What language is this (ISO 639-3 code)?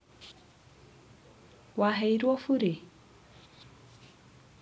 kik